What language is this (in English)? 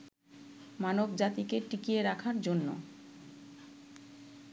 Bangla